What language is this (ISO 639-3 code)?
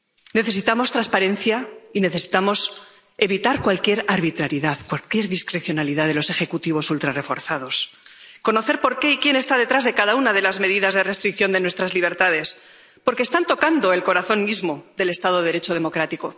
spa